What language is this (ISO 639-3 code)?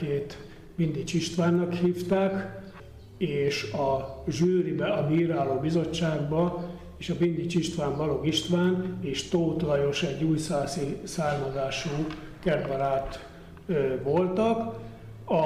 hun